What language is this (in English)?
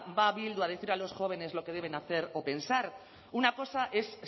Spanish